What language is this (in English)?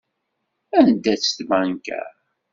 Kabyle